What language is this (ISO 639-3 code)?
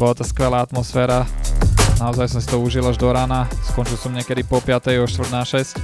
slk